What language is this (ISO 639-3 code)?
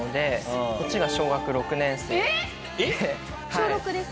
jpn